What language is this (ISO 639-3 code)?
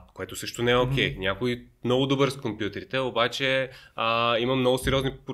bul